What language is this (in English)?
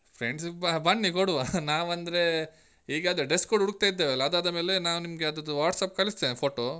Kannada